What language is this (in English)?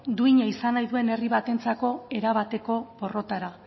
Basque